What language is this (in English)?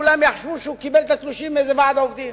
Hebrew